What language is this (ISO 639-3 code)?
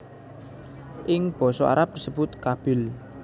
jav